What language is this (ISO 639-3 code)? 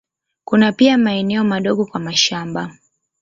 swa